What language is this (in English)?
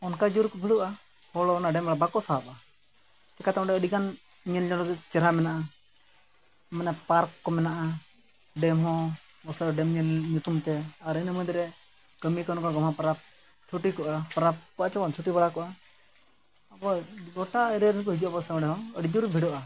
Santali